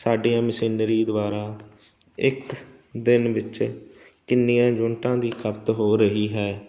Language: Punjabi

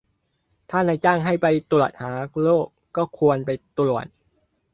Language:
Thai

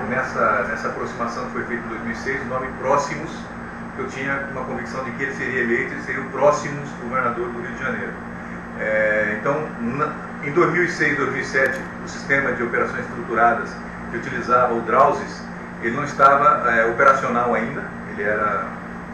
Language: Portuguese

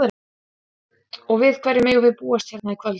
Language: Icelandic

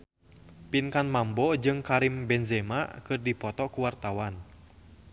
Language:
Sundanese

